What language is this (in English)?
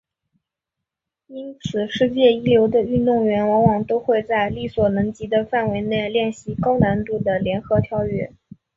Chinese